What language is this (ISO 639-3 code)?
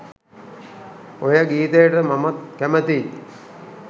sin